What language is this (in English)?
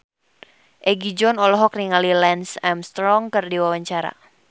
Sundanese